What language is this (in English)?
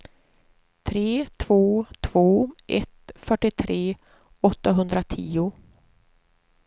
Swedish